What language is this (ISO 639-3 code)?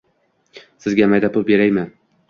uzb